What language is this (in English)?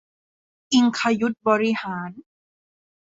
Thai